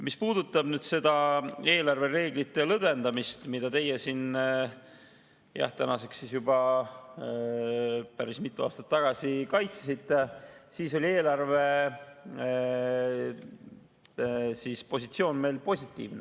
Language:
Estonian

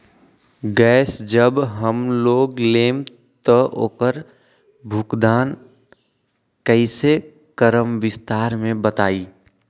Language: Magahi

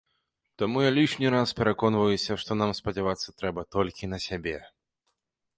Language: Belarusian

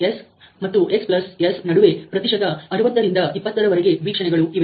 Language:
Kannada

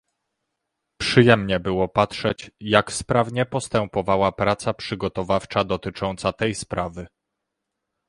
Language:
Polish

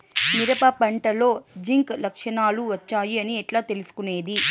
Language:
Telugu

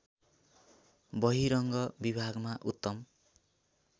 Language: Nepali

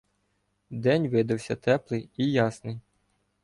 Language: Ukrainian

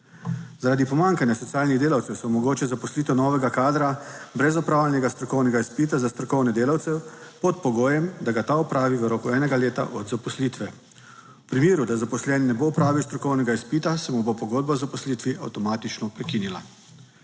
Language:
Slovenian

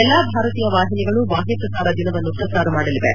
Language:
Kannada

